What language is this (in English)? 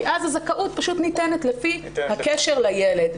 Hebrew